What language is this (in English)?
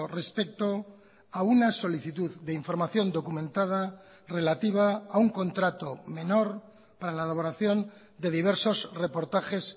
Spanish